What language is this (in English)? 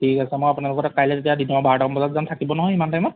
Assamese